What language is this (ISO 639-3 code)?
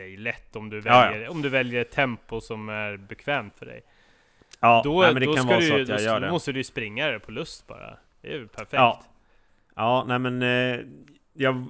swe